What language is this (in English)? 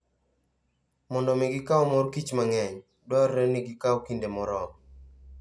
Luo (Kenya and Tanzania)